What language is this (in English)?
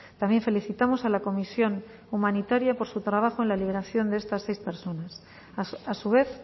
Spanish